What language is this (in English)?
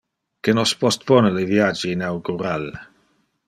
Interlingua